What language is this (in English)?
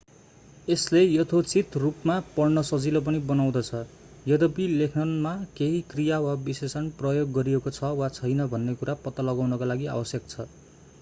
Nepali